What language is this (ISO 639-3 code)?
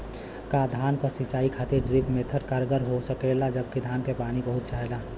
bho